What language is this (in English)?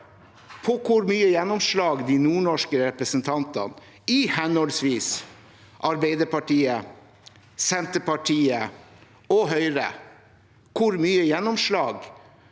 Norwegian